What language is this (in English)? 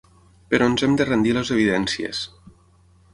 Catalan